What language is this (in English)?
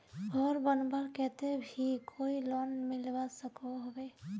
Magahi